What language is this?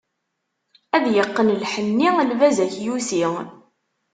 Kabyle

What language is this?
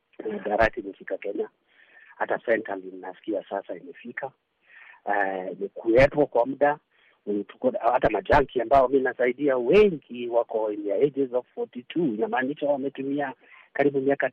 Swahili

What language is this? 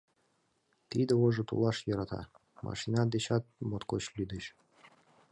Mari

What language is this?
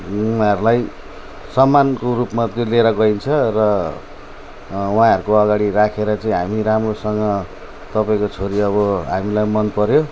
Nepali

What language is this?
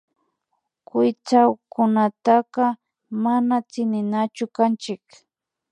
Imbabura Highland Quichua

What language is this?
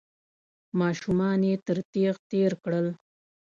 Pashto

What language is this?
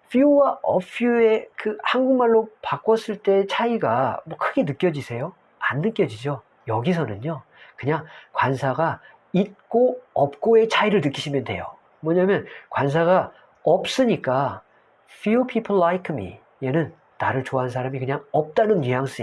Korean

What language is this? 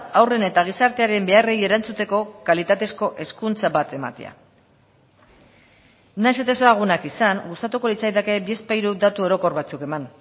Basque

